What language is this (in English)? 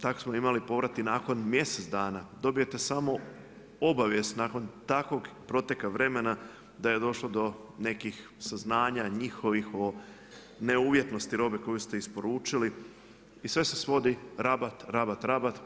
Croatian